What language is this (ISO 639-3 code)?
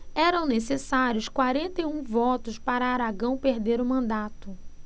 por